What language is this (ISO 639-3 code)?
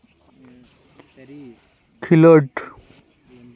sat